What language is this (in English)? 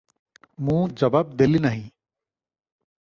Odia